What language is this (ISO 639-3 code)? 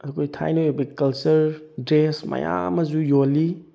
mni